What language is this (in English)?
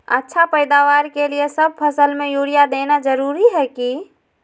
Magahi